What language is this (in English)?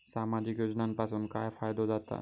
Marathi